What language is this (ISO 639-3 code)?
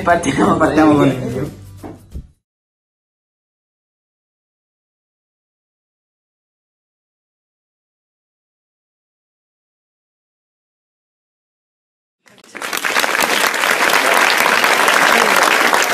ita